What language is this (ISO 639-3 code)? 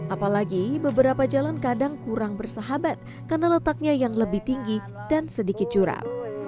ind